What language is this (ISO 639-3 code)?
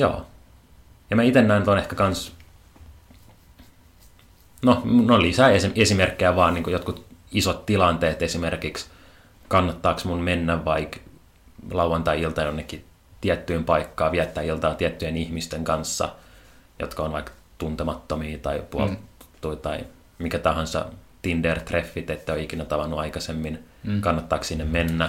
fin